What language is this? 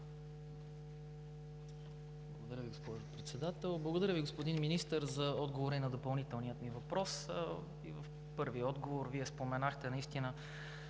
Bulgarian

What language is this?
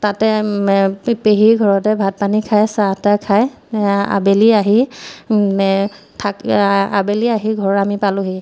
Assamese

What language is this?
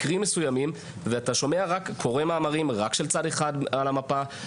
Hebrew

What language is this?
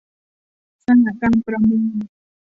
Thai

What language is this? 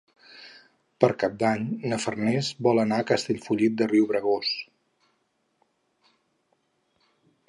Catalan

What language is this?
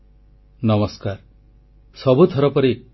Odia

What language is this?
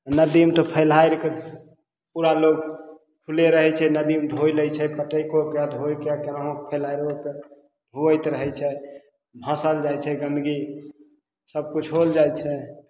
Maithili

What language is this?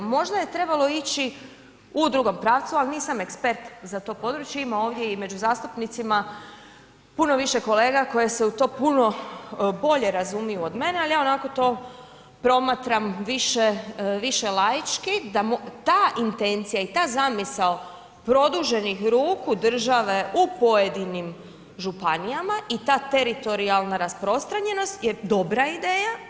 Croatian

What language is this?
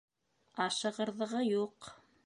Bashkir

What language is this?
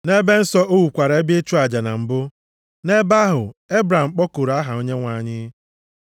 Igbo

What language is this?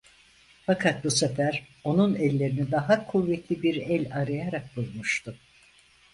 Turkish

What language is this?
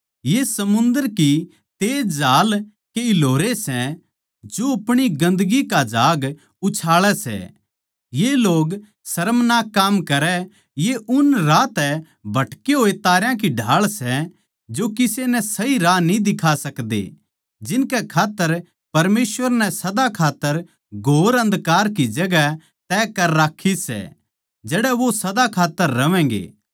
Haryanvi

